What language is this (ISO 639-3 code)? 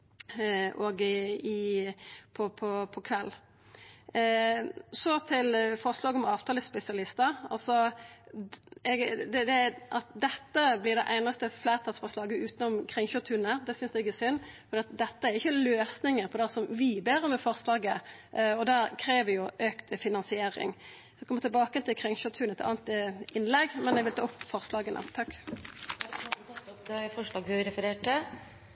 nor